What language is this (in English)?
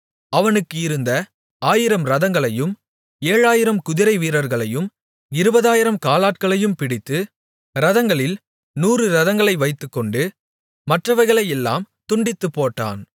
Tamil